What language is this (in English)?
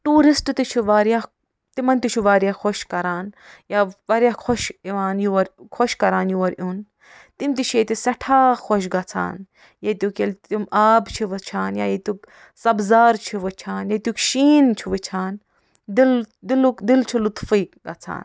Kashmiri